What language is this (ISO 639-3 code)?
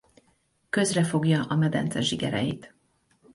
hun